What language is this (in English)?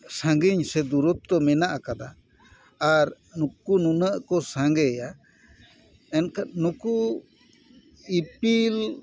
Santali